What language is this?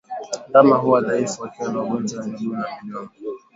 Swahili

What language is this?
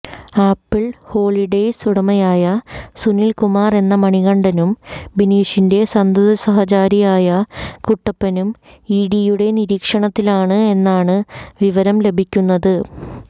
Malayalam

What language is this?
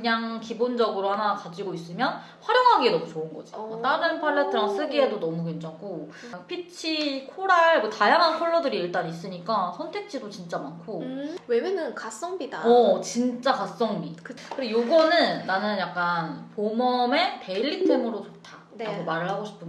Korean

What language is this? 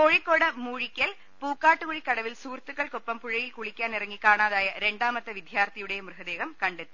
Malayalam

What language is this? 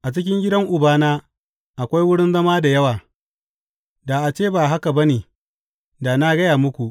Hausa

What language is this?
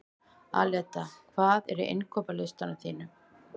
Icelandic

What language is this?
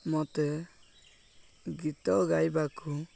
Odia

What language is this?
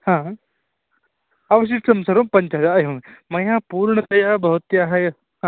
Sanskrit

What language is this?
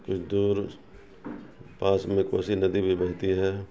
Urdu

